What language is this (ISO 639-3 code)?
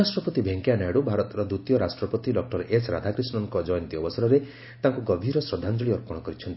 ori